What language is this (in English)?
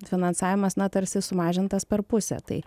Lithuanian